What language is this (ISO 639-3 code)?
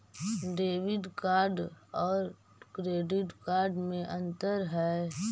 mag